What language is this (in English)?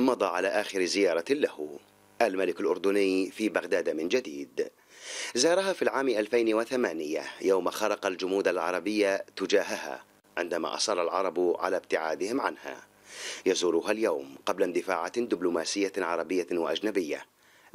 Arabic